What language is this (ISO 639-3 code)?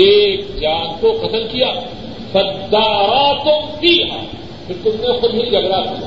urd